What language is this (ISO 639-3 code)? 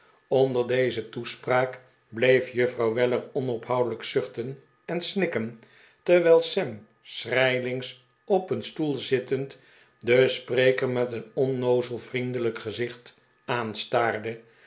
nld